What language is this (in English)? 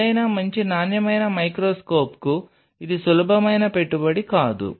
Telugu